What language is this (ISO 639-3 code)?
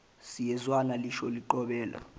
zul